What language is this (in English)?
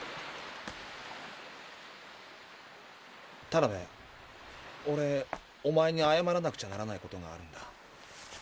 Japanese